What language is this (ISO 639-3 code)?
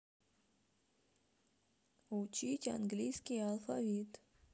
rus